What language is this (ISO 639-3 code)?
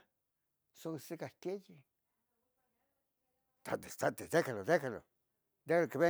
nhg